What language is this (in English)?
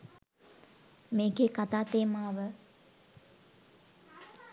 Sinhala